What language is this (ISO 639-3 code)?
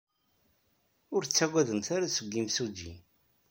kab